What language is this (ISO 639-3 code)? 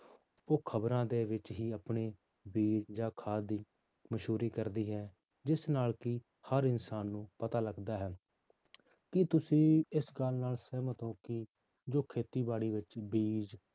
pan